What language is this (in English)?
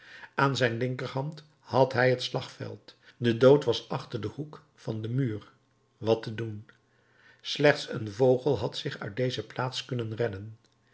Dutch